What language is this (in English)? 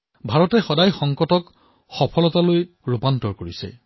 Assamese